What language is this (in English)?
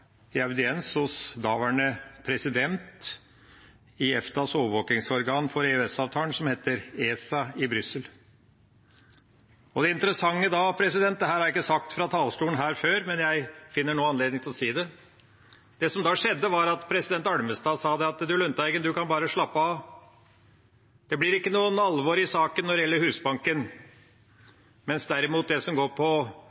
Norwegian Bokmål